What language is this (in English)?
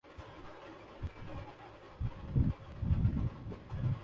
Urdu